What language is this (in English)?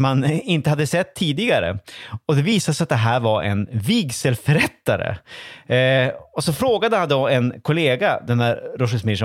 Swedish